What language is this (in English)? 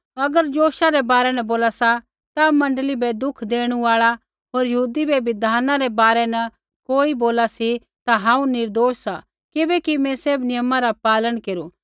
Kullu Pahari